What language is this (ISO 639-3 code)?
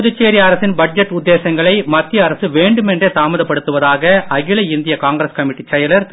tam